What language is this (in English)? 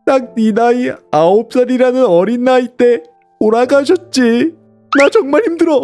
Korean